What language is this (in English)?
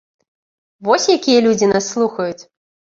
Belarusian